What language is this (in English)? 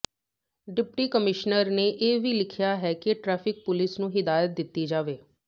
Punjabi